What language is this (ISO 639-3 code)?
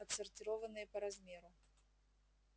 rus